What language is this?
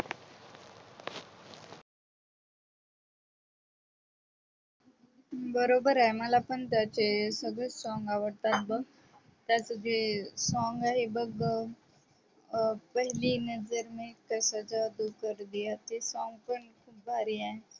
Marathi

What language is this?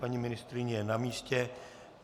Czech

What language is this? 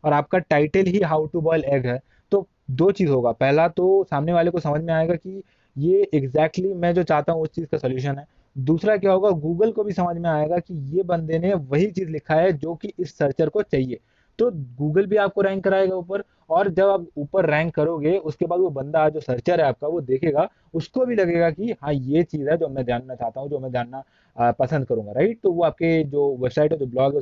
Hindi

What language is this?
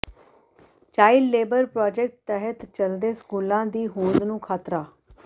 Punjabi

